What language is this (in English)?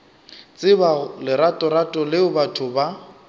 Northern Sotho